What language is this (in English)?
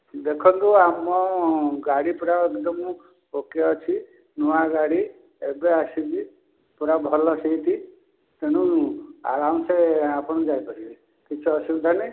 Odia